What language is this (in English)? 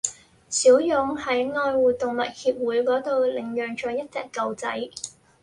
Cantonese